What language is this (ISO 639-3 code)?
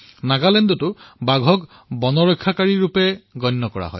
asm